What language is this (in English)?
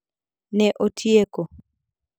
Luo (Kenya and Tanzania)